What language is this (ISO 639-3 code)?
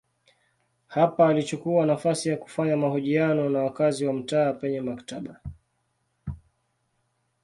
swa